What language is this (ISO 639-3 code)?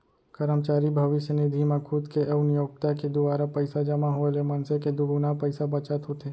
hne